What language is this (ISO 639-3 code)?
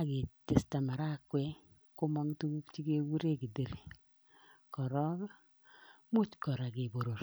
kln